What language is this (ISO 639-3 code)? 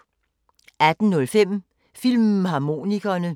dan